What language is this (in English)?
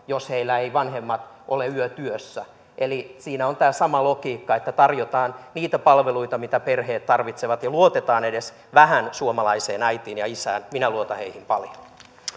Finnish